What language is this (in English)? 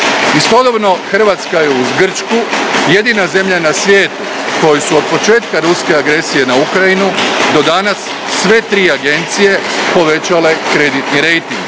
Croatian